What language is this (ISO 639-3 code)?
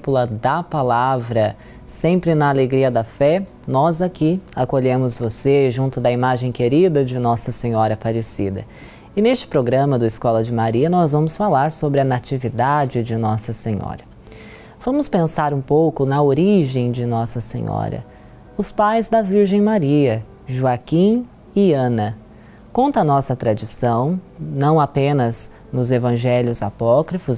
por